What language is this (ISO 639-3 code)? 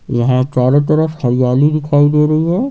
hin